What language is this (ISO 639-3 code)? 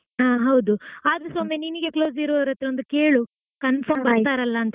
kan